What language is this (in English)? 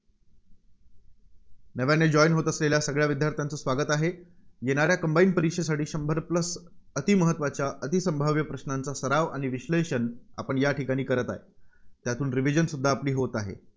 Marathi